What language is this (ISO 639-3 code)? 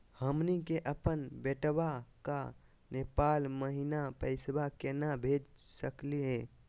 mag